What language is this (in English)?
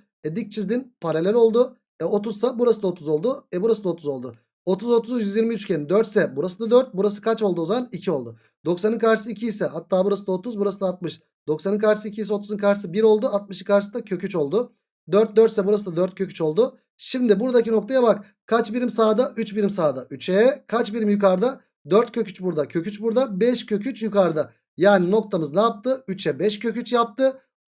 Turkish